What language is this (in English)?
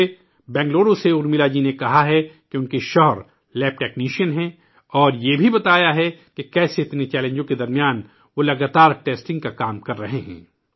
Urdu